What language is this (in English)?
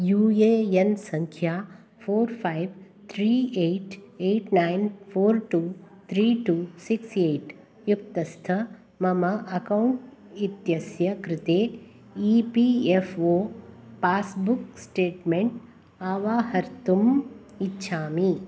Sanskrit